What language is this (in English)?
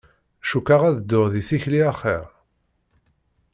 Kabyle